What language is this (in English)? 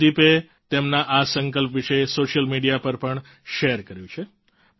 Gujarati